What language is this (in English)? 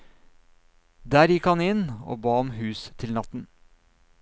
Norwegian